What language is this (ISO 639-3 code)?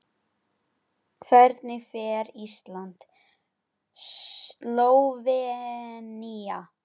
isl